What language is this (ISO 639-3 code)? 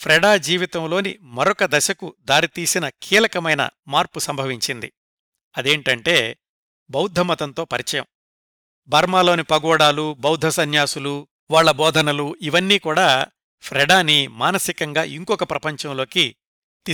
tel